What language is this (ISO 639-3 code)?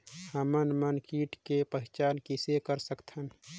hne